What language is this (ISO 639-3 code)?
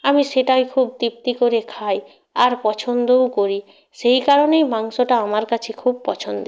ben